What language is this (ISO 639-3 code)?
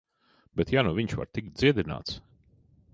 lav